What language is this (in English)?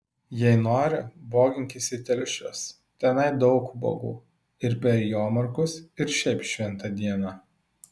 Lithuanian